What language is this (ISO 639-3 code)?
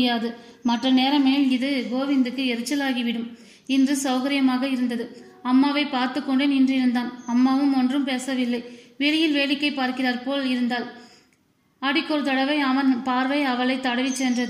tam